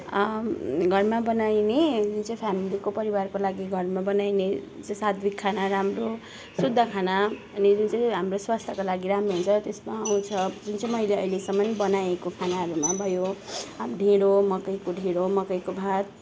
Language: Nepali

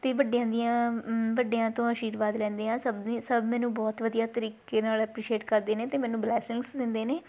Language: Punjabi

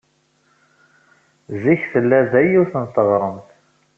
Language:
Kabyle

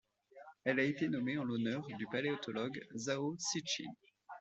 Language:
French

